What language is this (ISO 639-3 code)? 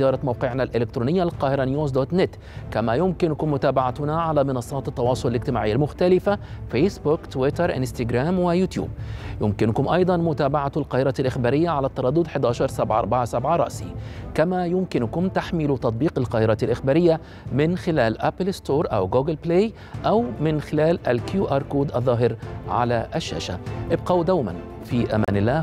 ara